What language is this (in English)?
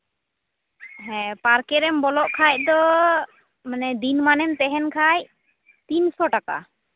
Santali